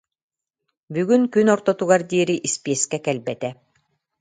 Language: Yakut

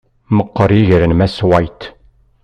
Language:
Kabyle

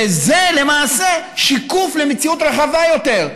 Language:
Hebrew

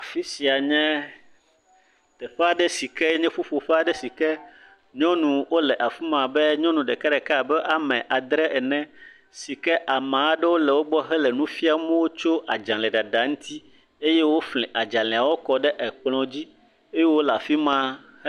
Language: Ewe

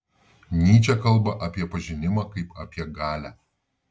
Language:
Lithuanian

